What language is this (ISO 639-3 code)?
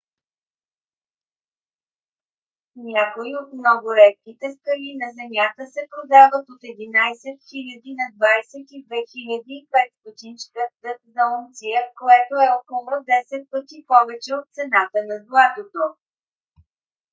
bul